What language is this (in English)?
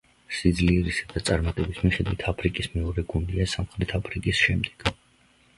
Georgian